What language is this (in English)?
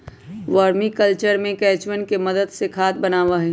Magahi